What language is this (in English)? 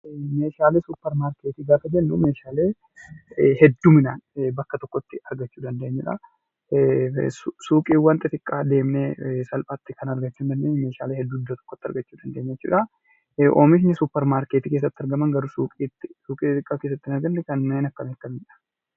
Oromo